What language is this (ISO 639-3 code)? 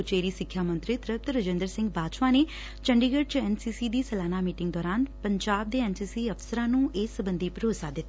pan